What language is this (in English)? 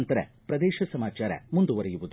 Kannada